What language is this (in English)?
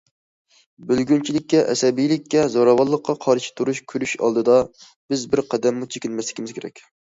Uyghur